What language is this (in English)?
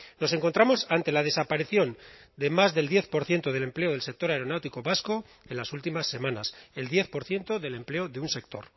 Spanish